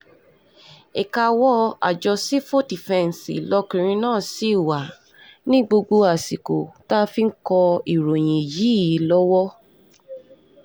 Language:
Yoruba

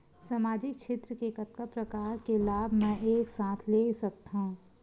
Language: Chhattisgarhi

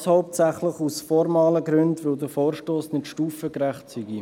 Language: Swiss German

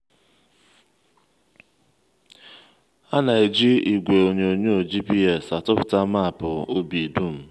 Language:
Igbo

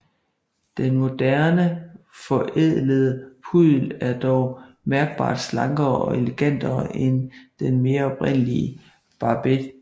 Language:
Danish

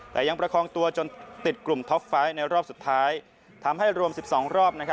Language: Thai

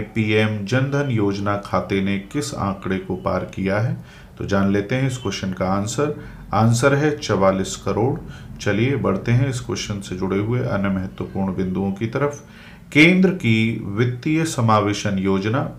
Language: Hindi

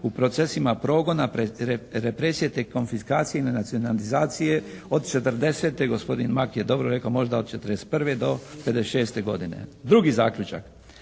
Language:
Croatian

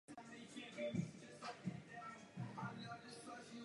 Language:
Czech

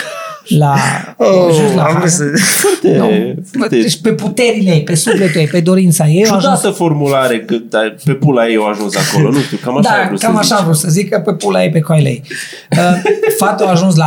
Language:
Romanian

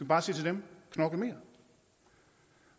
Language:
Danish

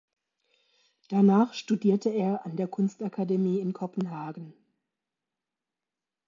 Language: German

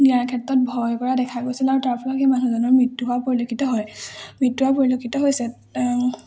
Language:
Assamese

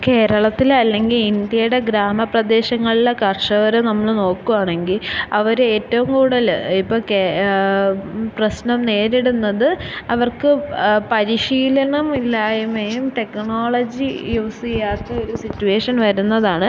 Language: Malayalam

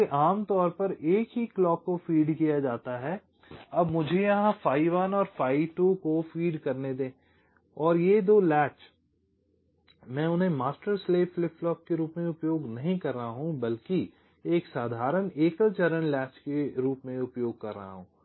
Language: Hindi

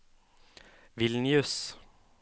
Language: Norwegian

